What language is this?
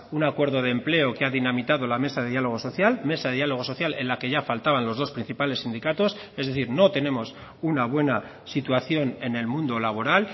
Spanish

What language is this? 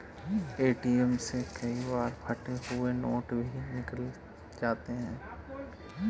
Hindi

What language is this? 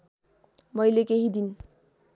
Nepali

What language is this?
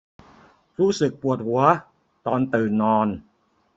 Thai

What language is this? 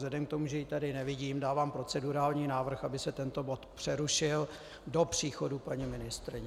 Czech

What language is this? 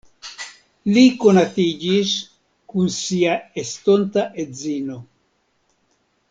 Esperanto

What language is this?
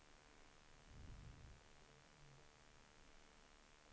Swedish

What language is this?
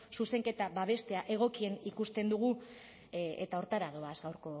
Basque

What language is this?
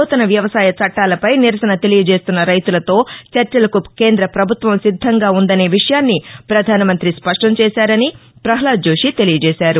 Telugu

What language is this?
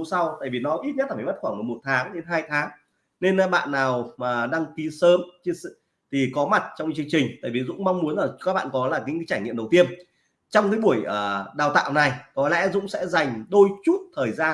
Vietnamese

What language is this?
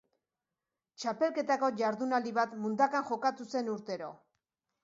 Basque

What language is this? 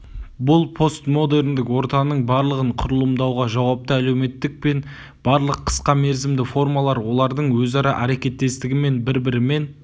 Kazakh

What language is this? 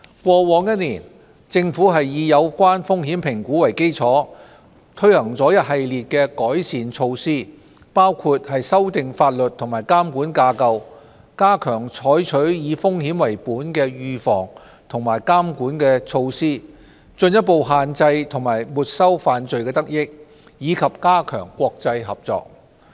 Cantonese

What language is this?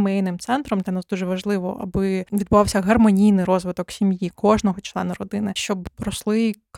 Ukrainian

